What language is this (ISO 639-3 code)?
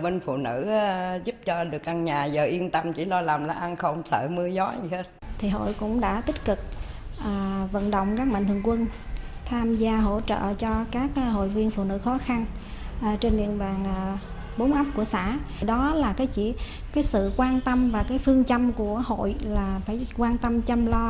vie